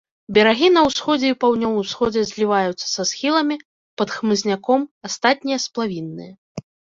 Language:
Belarusian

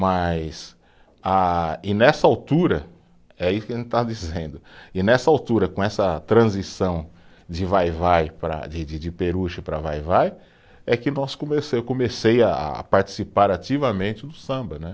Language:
Portuguese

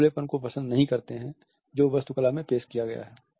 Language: Hindi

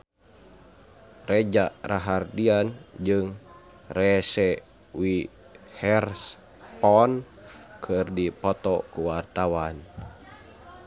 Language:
Sundanese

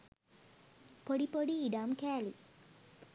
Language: Sinhala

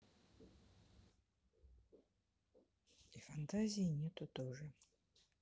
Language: Russian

